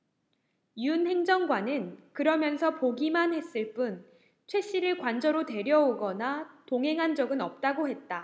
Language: Korean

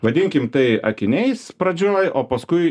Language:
Lithuanian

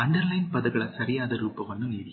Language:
Kannada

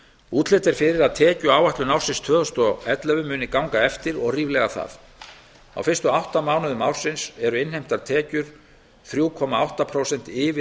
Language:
Icelandic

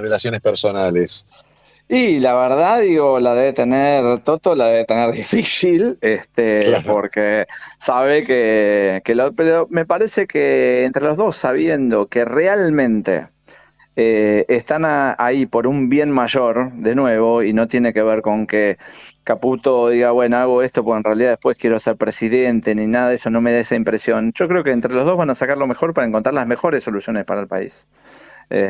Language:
Spanish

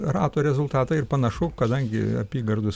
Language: Lithuanian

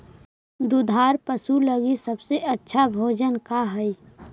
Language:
Magahi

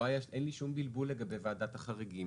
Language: Hebrew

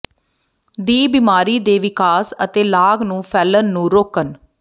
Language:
Punjabi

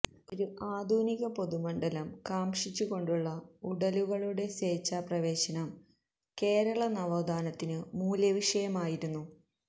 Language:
Malayalam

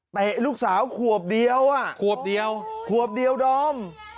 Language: Thai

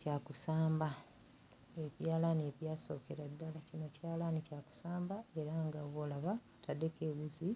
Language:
Ganda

